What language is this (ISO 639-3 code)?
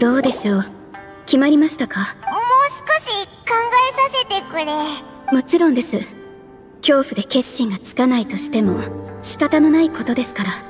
jpn